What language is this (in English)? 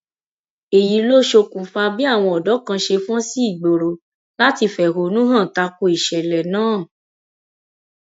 Yoruba